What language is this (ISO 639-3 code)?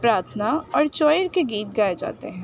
urd